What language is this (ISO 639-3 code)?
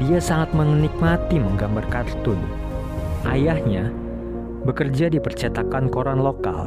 ind